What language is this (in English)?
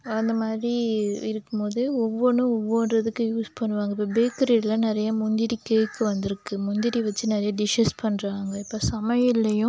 Tamil